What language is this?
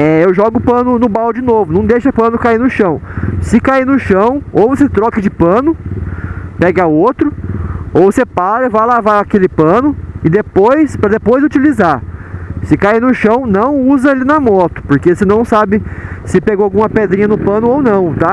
Portuguese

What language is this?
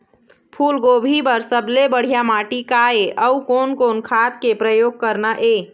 Chhattisgarhi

